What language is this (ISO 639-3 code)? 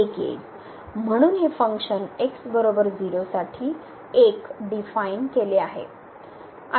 mar